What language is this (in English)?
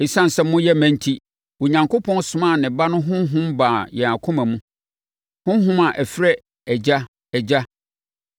Akan